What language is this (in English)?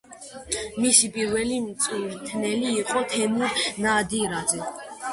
Georgian